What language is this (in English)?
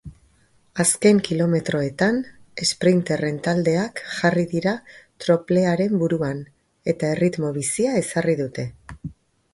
Basque